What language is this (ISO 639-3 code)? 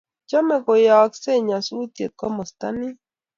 kln